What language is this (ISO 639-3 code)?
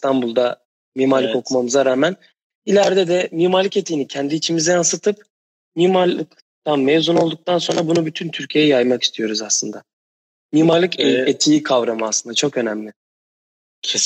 tur